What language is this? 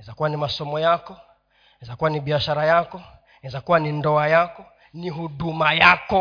Swahili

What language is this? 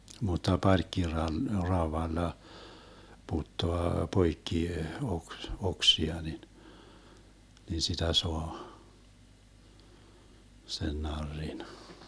Finnish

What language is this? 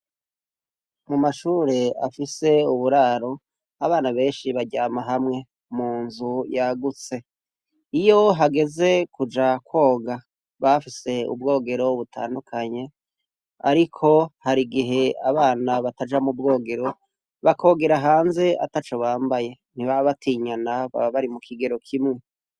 Rundi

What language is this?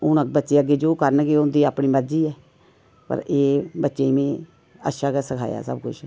Dogri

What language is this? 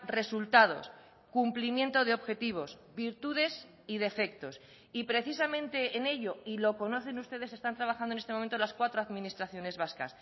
Spanish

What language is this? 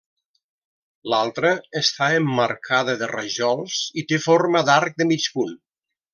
Catalan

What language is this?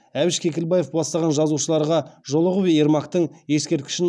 Kazakh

